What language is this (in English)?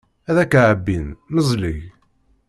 Kabyle